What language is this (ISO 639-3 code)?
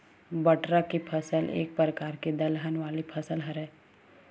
hne